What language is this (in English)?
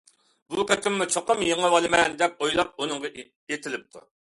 Uyghur